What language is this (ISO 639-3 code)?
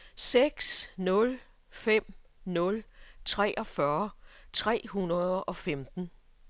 dan